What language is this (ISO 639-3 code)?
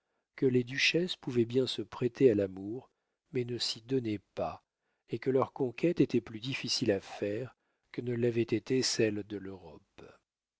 fra